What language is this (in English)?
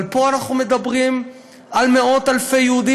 Hebrew